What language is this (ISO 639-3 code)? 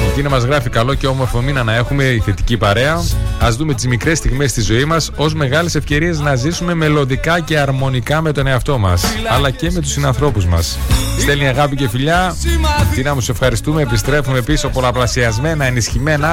ell